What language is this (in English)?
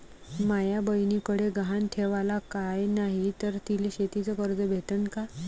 Marathi